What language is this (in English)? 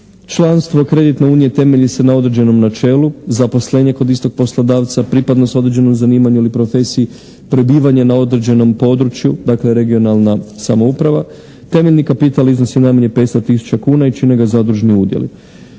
Croatian